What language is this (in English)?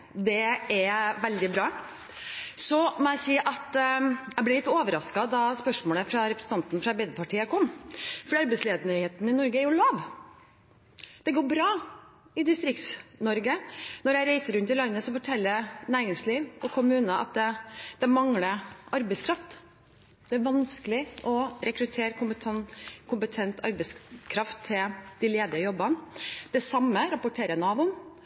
Norwegian Bokmål